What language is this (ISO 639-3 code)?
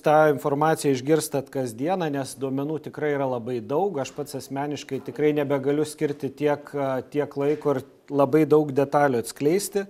lit